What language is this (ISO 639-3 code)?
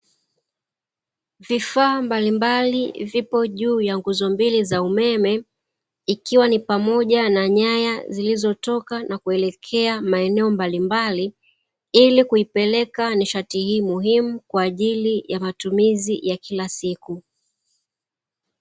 swa